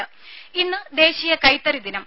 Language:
Malayalam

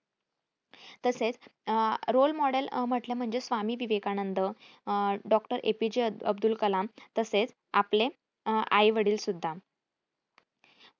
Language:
Marathi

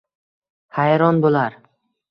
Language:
Uzbek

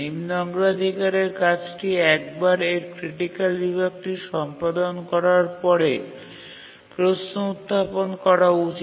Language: Bangla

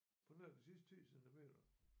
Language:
Danish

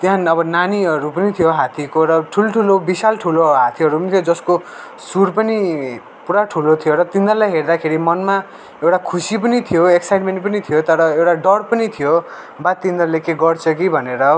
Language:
Nepali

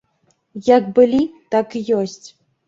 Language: Belarusian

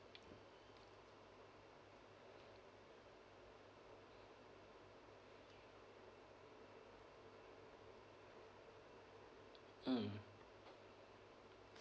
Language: English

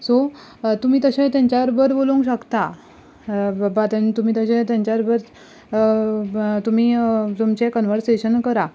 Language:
Konkani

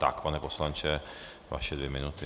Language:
Czech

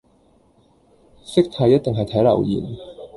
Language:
Cantonese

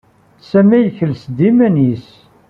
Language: Kabyle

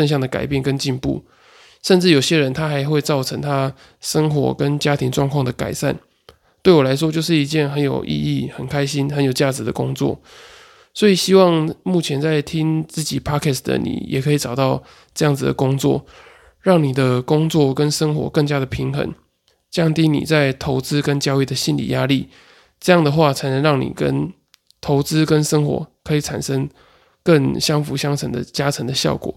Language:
Chinese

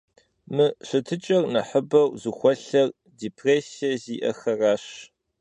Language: Kabardian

